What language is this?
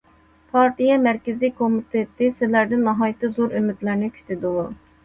Uyghur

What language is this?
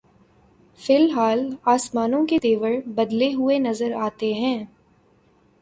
Urdu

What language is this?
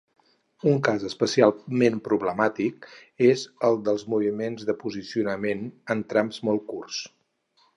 Catalan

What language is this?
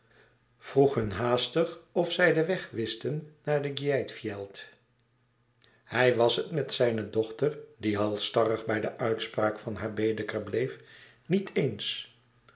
Dutch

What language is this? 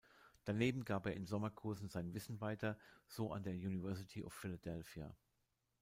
German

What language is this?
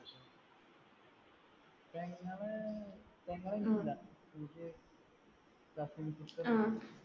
Malayalam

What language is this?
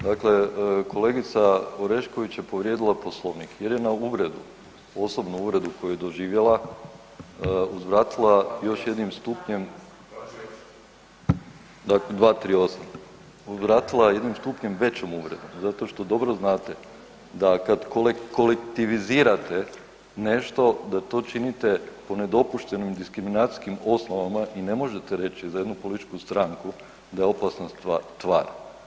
Croatian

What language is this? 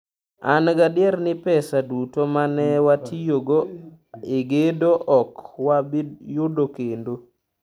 Luo (Kenya and Tanzania)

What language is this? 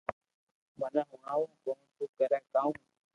Loarki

